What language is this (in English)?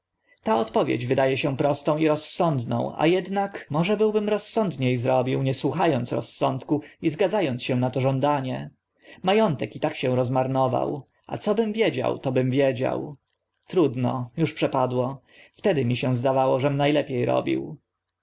Polish